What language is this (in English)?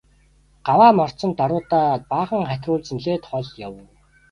Mongolian